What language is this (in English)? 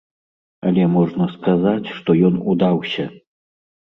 Belarusian